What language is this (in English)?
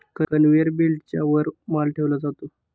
Marathi